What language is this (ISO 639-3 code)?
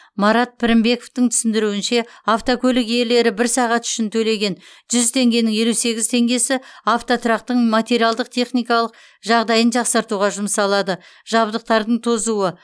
kaz